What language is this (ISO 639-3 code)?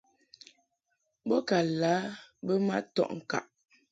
mhk